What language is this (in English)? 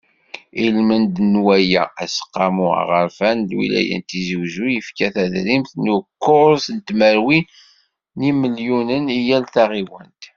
Kabyle